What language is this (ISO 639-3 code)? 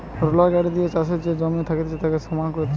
ben